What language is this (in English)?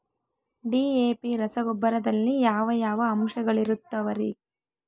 Kannada